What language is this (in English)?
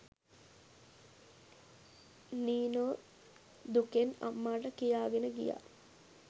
Sinhala